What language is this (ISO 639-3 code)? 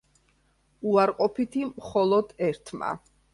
kat